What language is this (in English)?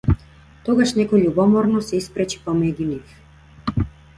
Macedonian